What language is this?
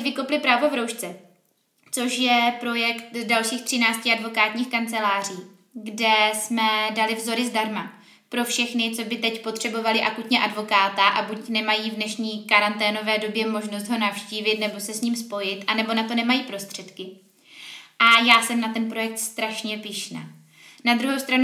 Czech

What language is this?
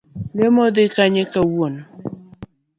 Luo (Kenya and Tanzania)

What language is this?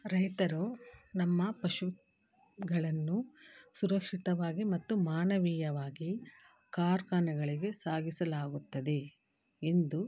Kannada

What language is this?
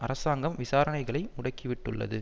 Tamil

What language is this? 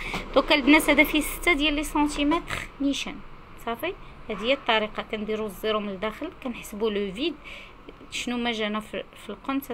Arabic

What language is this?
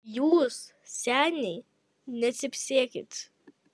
Lithuanian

